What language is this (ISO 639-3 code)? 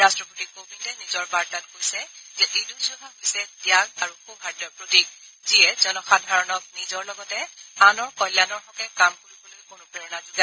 asm